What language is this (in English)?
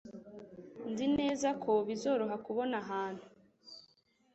Kinyarwanda